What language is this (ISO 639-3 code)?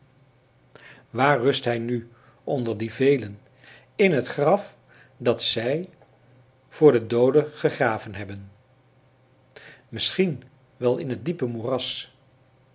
nld